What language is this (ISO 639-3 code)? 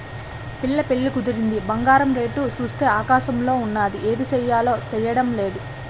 tel